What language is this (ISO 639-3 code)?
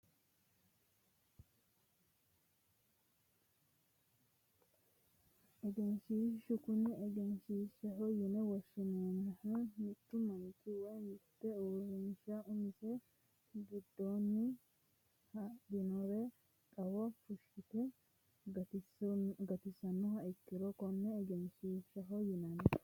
sid